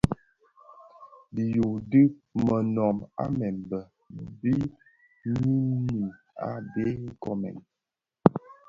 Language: Bafia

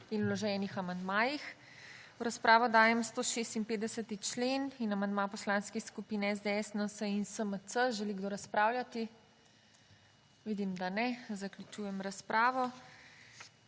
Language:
Slovenian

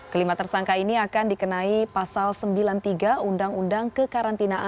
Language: Indonesian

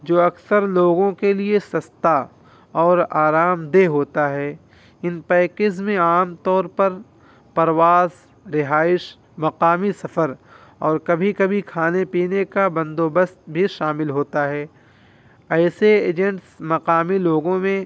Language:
Urdu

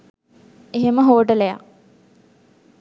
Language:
Sinhala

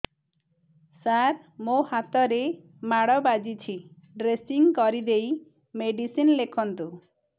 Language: Odia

